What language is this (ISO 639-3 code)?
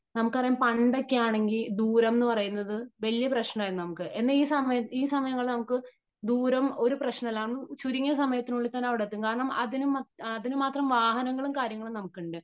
mal